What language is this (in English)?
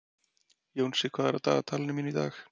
Icelandic